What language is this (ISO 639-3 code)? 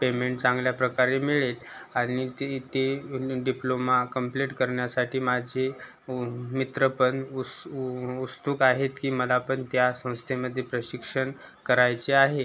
mar